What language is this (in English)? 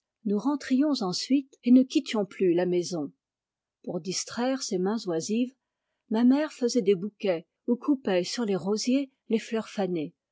French